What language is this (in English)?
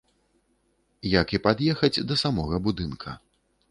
Belarusian